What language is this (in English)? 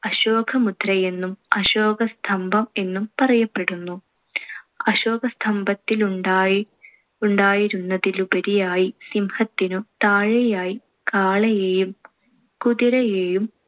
Malayalam